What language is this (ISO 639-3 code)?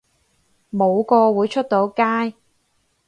yue